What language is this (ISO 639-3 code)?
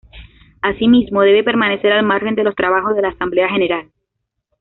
spa